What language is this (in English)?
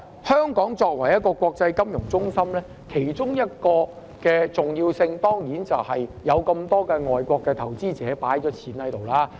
Cantonese